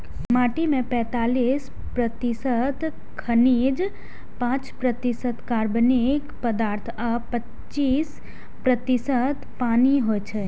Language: Maithili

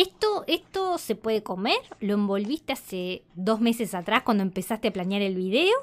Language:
Spanish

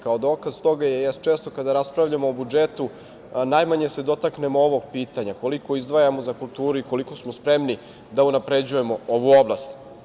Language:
Serbian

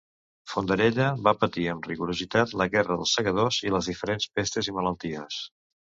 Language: Catalan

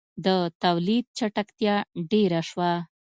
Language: Pashto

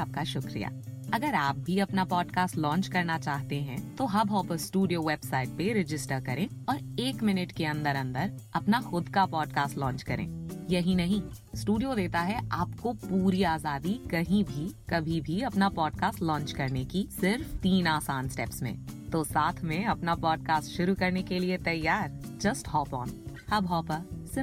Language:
Hindi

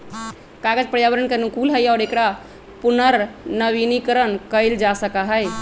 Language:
Magahi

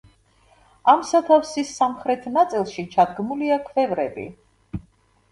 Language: Georgian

